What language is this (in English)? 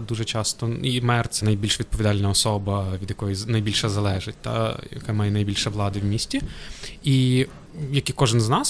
Ukrainian